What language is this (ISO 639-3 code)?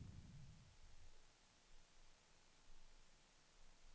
swe